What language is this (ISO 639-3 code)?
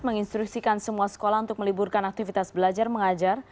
ind